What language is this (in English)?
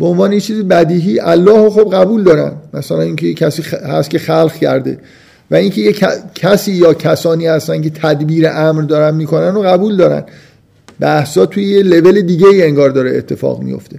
Persian